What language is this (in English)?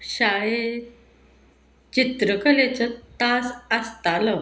Konkani